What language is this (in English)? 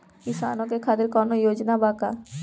Bhojpuri